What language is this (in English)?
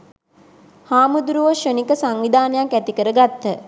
Sinhala